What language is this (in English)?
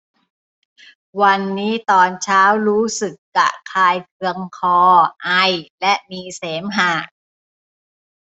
Thai